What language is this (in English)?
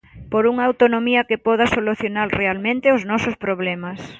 Galician